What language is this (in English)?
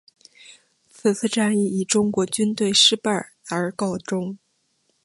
Chinese